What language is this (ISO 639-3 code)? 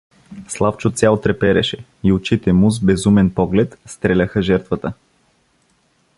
bul